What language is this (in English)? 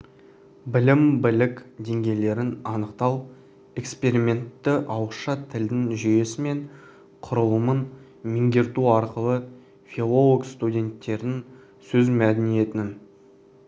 Kazakh